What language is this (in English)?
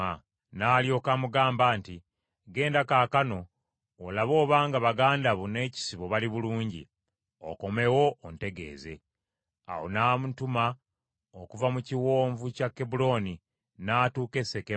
Ganda